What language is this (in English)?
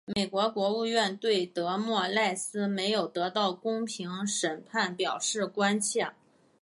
Chinese